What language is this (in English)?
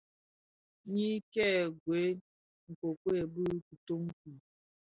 Bafia